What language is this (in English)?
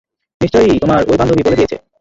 Bangla